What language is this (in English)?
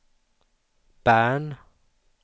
Swedish